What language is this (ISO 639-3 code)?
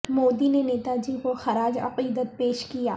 urd